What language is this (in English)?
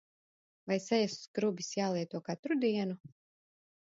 Latvian